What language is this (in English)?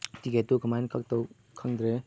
Manipuri